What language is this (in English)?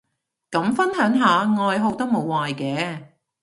Cantonese